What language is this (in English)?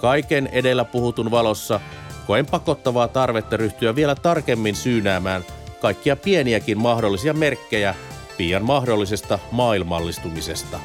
Finnish